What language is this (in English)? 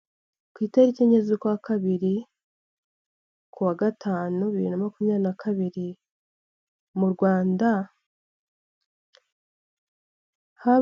Kinyarwanda